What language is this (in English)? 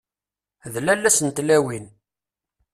Kabyle